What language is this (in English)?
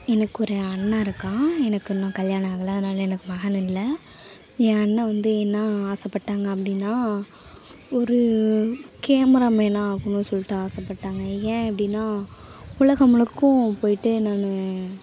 Tamil